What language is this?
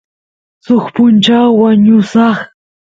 Santiago del Estero Quichua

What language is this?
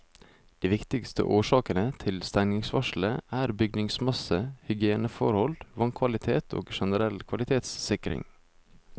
Norwegian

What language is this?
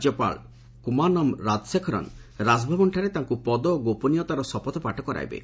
Odia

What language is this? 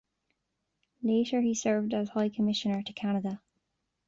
English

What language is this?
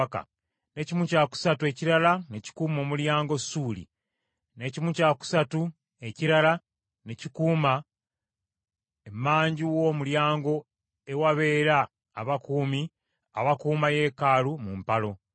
Ganda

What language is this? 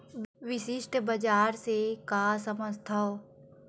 Chhattisgarhi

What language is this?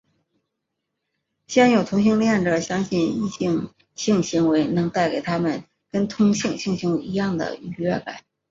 Chinese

